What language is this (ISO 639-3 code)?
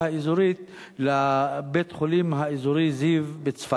heb